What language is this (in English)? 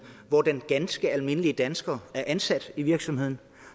Danish